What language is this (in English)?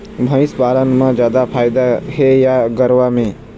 Chhattisgarhi